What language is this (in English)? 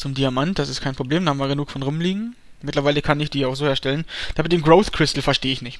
German